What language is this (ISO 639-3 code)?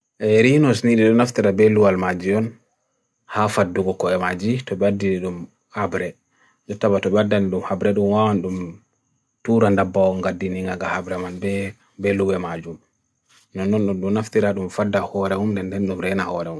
fui